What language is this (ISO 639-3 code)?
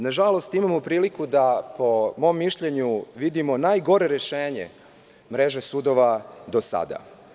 srp